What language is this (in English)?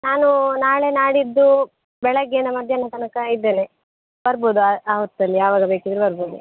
Kannada